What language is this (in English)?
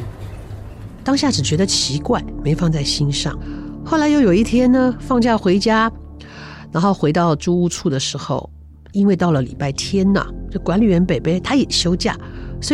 Chinese